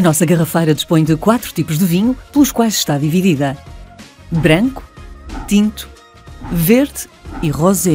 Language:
Portuguese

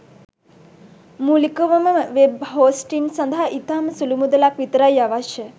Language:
Sinhala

